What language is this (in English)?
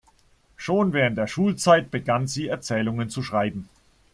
German